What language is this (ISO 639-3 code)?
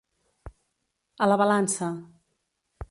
cat